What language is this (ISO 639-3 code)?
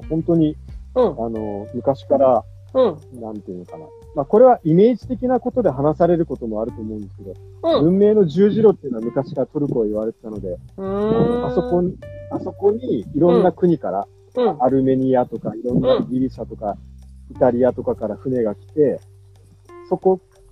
jpn